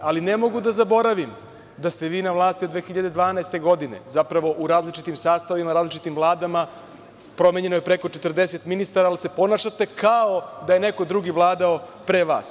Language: Serbian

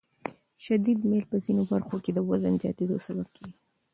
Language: Pashto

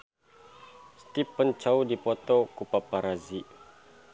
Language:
Sundanese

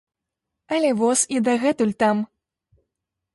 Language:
Belarusian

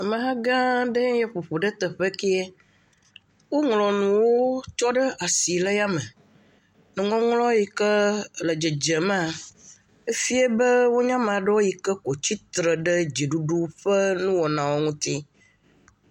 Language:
Ewe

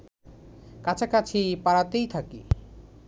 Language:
Bangla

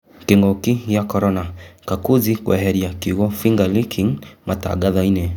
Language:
Kikuyu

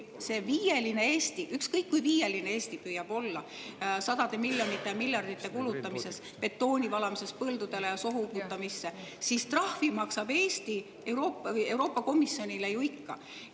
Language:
Estonian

